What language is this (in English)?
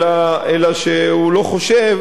Hebrew